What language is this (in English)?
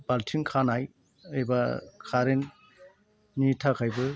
Bodo